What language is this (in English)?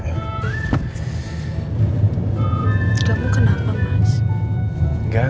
Indonesian